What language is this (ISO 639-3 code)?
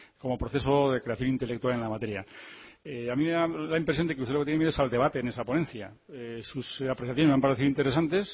spa